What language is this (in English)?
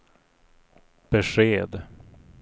Swedish